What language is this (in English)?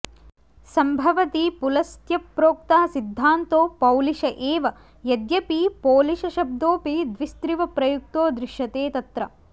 Sanskrit